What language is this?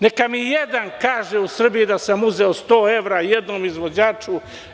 Serbian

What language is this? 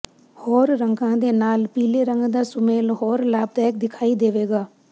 Punjabi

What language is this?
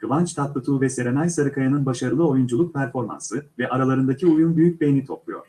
Turkish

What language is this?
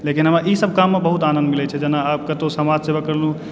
Maithili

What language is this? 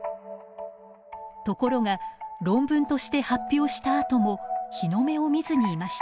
Japanese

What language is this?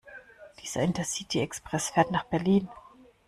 German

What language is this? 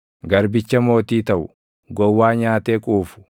Oromo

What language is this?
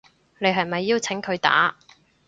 Cantonese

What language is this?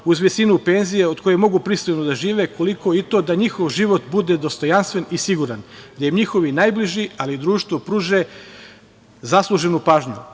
Serbian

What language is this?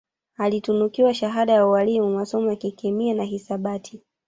Swahili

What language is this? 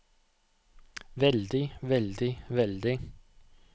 Norwegian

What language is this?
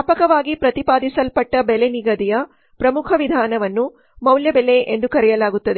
Kannada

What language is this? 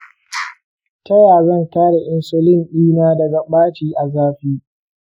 Hausa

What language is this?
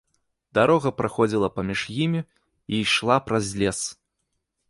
Belarusian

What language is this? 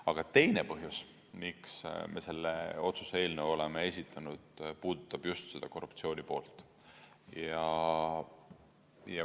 Estonian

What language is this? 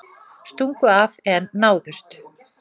Icelandic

